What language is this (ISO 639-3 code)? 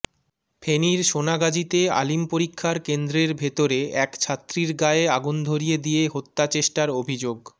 ben